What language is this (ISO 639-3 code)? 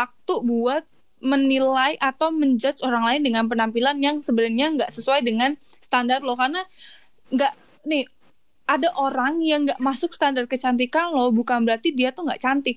ind